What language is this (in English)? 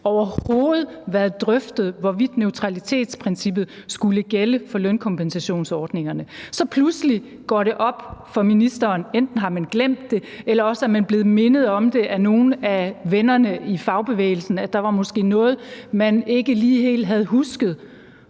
Danish